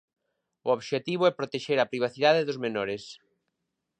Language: Galician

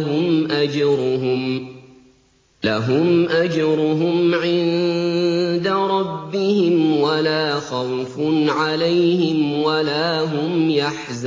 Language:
Arabic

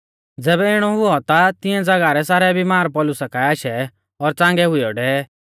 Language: Mahasu Pahari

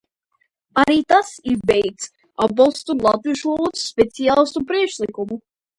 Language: Latvian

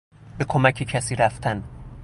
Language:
Persian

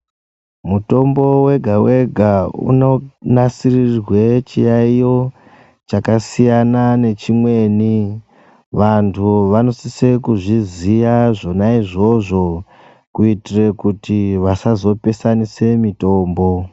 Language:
Ndau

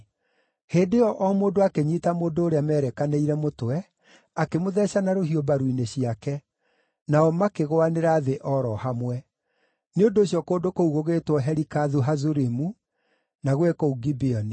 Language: Kikuyu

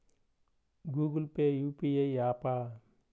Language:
Telugu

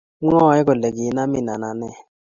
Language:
Kalenjin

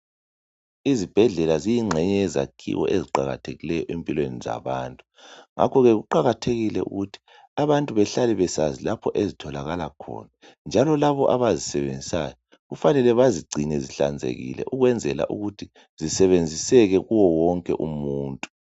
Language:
North Ndebele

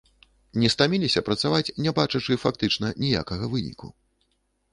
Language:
Belarusian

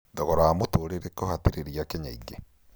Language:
Kikuyu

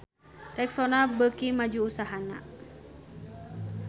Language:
Sundanese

